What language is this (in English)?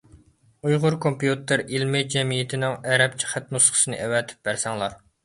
Uyghur